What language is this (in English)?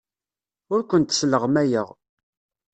Kabyle